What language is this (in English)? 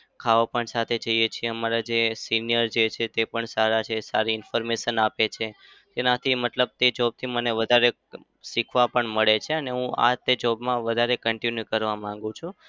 Gujarati